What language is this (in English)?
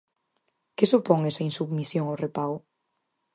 Galician